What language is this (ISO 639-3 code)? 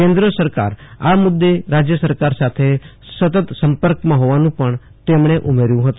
guj